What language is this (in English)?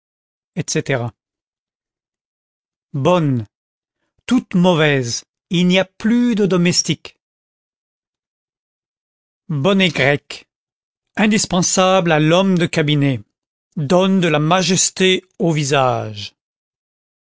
French